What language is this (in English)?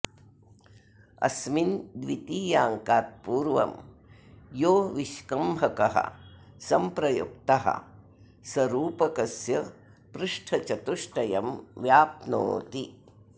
Sanskrit